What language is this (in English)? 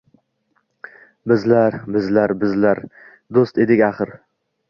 Uzbek